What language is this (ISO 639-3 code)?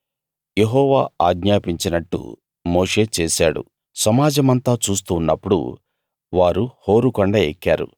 tel